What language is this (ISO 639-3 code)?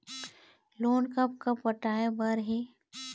hne